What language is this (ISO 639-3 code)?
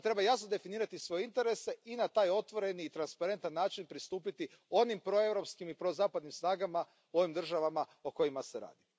hrv